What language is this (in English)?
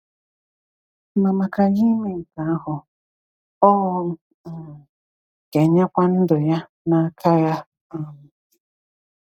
Igbo